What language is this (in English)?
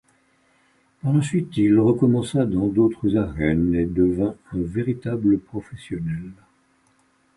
French